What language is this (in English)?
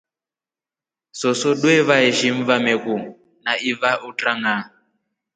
Rombo